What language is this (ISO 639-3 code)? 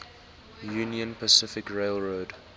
eng